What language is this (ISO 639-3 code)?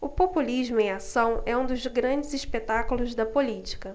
por